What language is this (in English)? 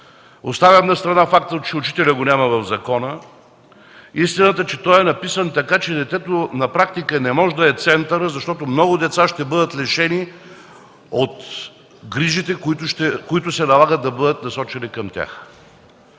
Bulgarian